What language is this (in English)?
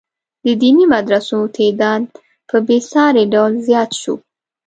Pashto